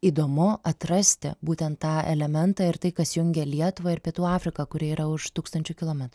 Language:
Lithuanian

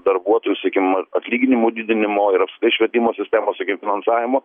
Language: Lithuanian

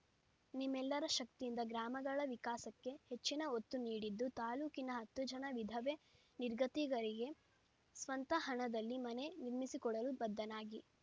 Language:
Kannada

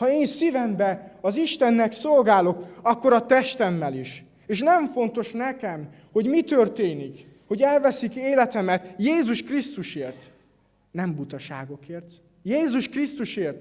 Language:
Hungarian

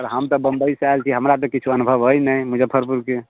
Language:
Maithili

